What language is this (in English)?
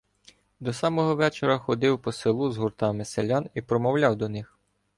Ukrainian